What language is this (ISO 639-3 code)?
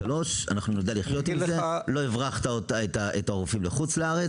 heb